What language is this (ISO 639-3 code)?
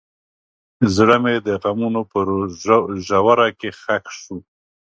pus